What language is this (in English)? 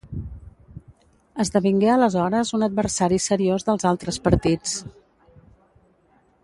Catalan